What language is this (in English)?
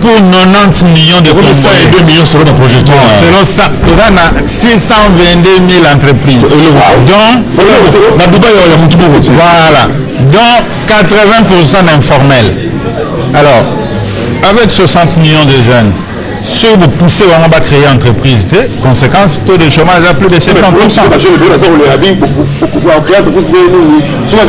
French